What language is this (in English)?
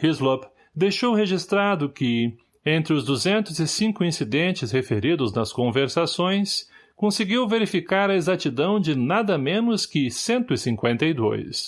Portuguese